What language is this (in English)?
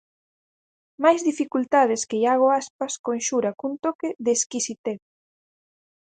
Galician